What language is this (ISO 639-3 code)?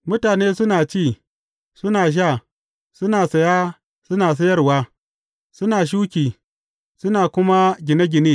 hau